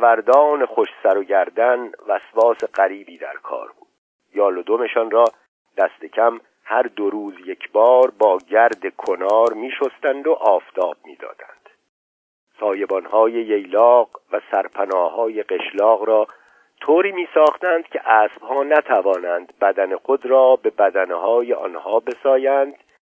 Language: Persian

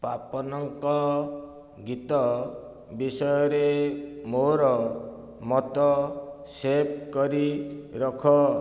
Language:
Odia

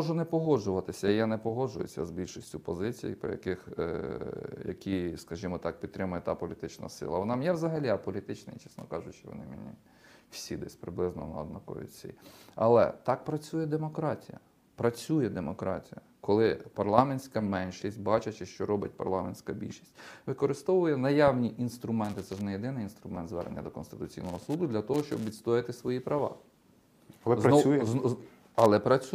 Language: Ukrainian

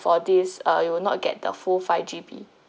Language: English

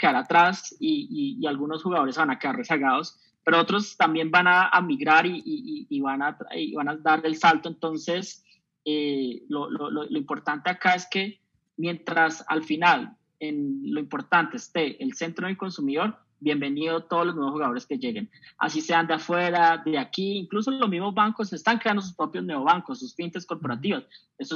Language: Spanish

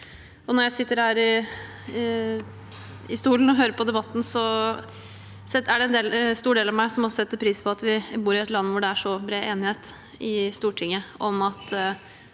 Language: Norwegian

